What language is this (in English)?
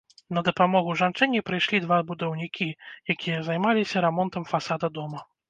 Belarusian